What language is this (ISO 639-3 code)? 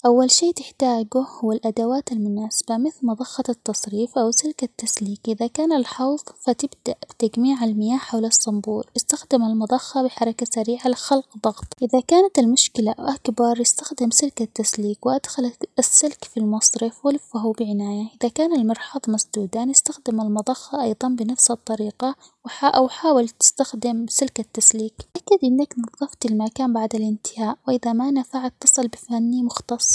acx